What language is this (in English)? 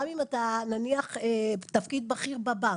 Hebrew